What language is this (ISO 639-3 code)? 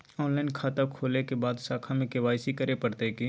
mai